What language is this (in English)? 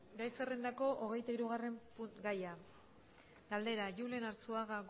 Basque